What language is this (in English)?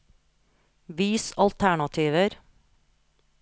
Norwegian